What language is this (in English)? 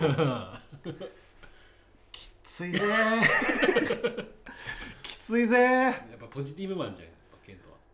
Japanese